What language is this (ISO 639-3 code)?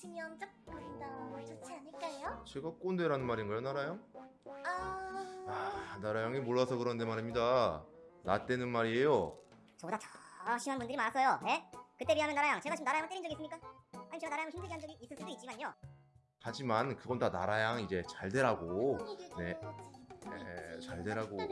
kor